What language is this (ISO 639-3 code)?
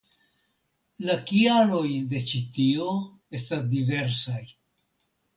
epo